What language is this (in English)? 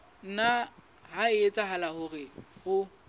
Southern Sotho